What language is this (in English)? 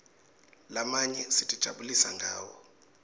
Swati